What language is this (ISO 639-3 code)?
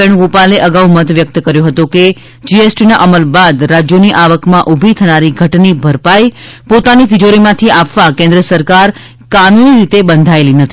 guj